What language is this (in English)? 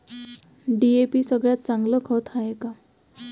Marathi